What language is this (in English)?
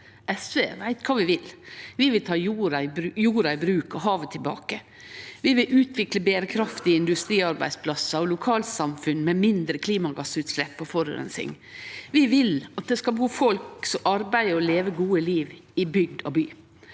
Norwegian